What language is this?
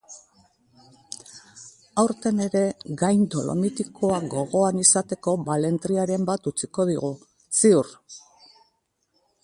Basque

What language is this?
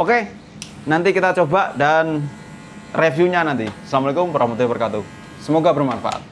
Indonesian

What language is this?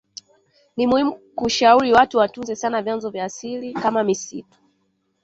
Swahili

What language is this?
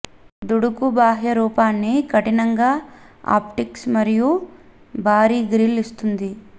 Telugu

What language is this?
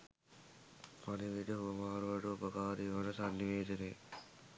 Sinhala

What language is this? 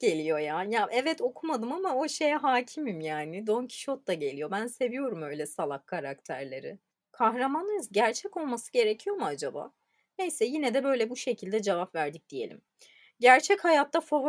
Turkish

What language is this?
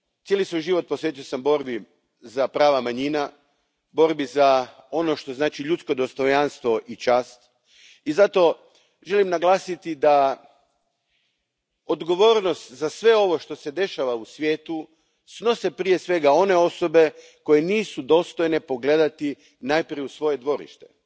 Croatian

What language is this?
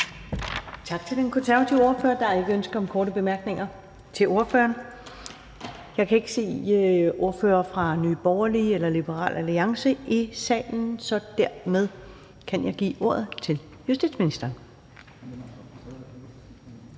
Danish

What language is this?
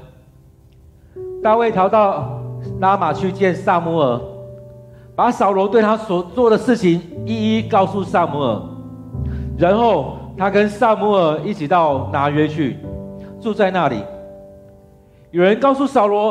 Chinese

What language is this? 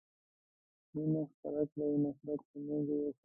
Pashto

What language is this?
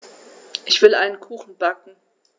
German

